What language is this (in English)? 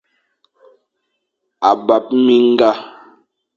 Fang